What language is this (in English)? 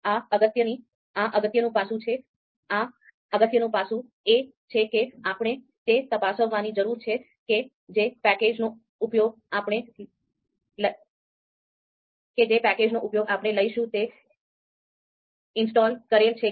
Gujarati